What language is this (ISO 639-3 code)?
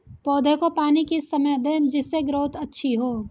hin